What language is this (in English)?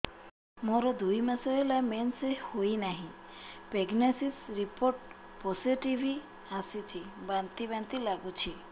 Odia